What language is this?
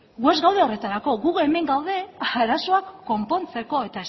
Basque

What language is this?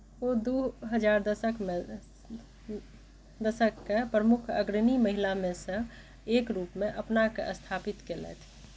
Maithili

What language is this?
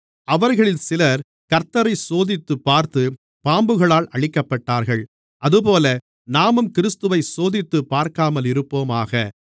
Tamil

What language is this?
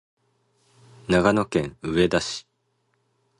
Japanese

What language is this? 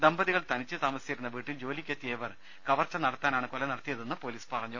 Malayalam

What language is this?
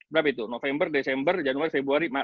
Indonesian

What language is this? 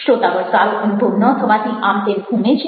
Gujarati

